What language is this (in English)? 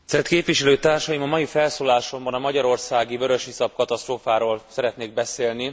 Hungarian